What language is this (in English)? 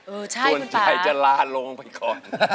Thai